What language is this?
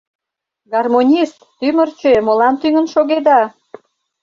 Mari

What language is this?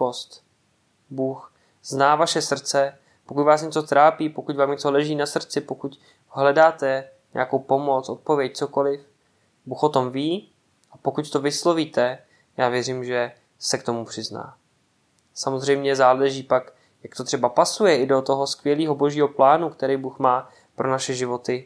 Czech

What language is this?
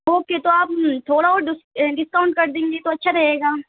Urdu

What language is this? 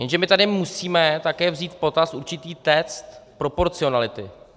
Czech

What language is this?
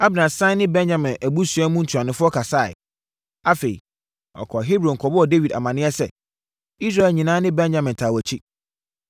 Akan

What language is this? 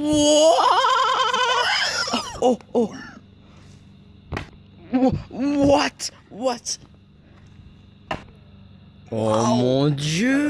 French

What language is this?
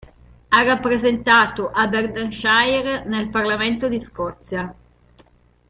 Italian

